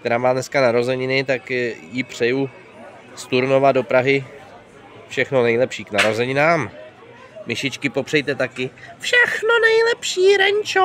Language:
Czech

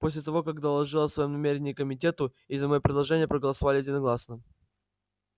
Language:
Russian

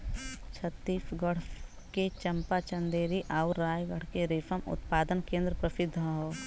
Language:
Bhojpuri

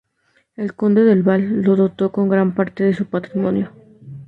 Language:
Spanish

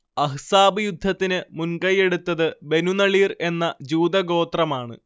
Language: Malayalam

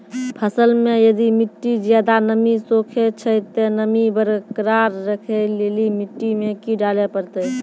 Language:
Maithili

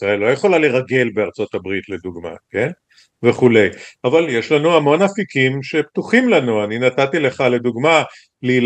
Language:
Hebrew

